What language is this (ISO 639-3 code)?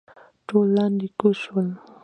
pus